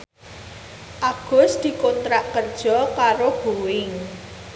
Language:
Javanese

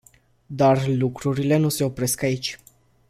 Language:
Romanian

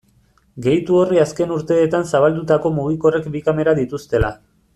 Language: Basque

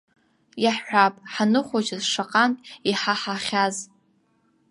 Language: Abkhazian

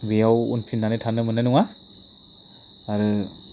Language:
Bodo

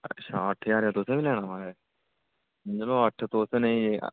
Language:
Dogri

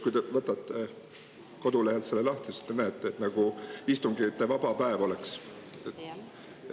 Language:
Estonian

